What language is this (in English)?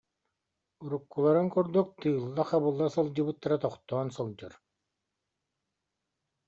Yakut